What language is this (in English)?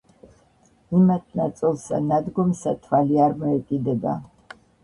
Georgian